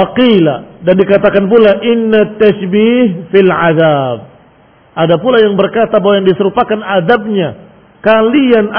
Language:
Indonesian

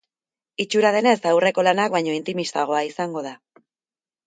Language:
Basque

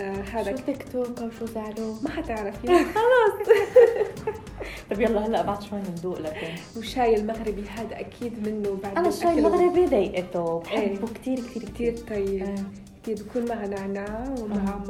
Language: Arabic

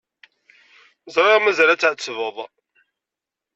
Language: Kabyle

